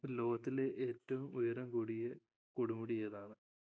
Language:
Malayalam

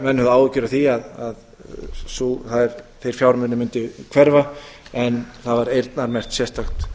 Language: Icelandic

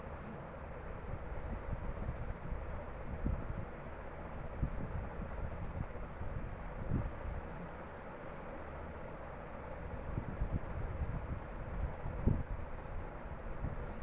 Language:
Telugu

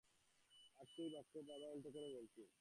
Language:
Bangla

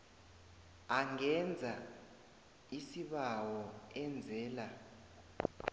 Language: South Ndebele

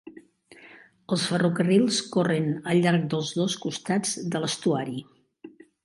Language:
Catalan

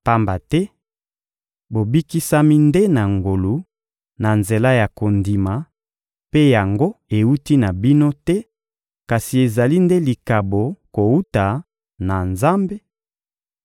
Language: Lingala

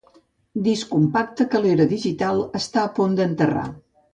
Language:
Catalan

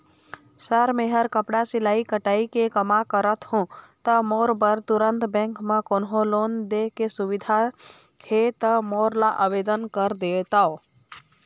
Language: Chhattisgarhi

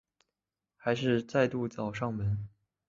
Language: Chinese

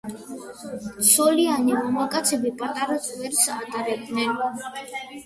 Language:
Georgian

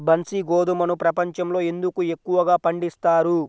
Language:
Telugu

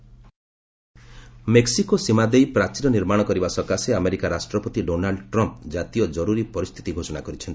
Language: Odia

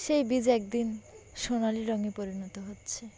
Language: Bangla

